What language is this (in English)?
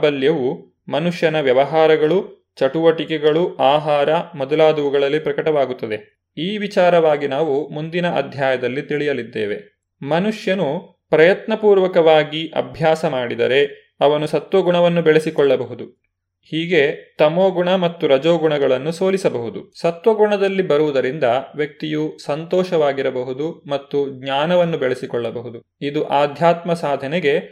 Kannada